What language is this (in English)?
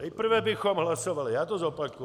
Czech